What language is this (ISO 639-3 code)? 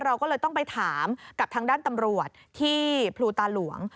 tha